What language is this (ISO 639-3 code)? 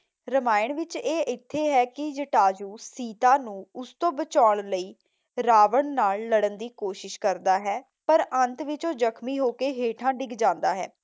pan